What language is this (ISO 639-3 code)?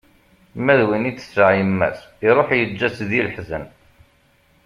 kab